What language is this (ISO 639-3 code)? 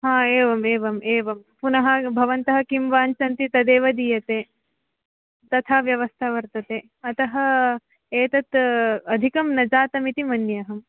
san